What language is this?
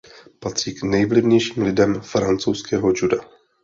Czech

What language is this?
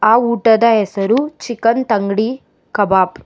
Kannada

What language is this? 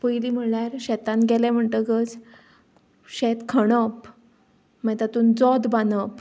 Konkani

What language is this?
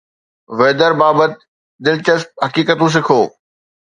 Sindhi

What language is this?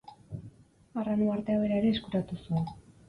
Basque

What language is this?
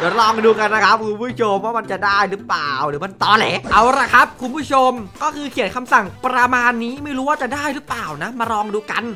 Thai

